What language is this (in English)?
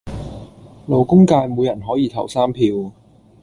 Cantonese